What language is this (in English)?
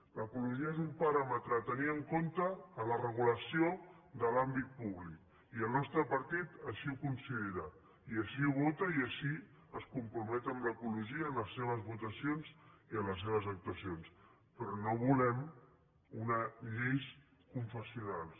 Catalan